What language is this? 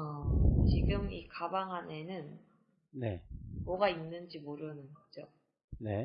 Korean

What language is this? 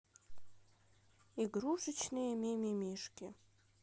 Russian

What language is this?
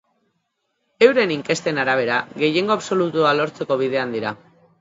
Basque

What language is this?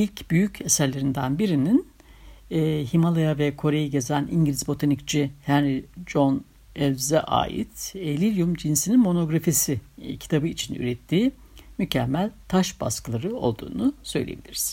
Turkish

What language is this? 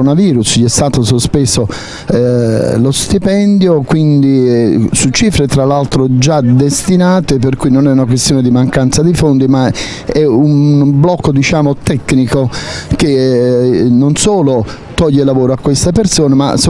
Italian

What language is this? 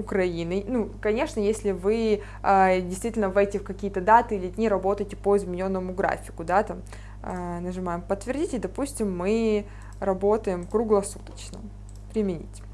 Russian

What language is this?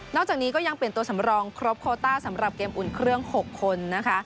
Thai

